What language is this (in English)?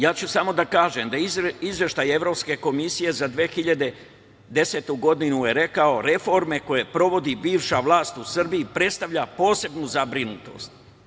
Serbian